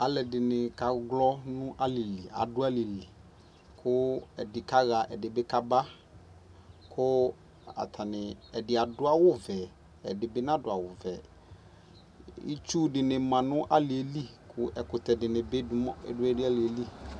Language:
Ikposo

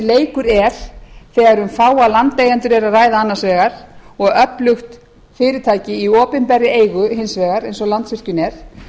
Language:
Icelandic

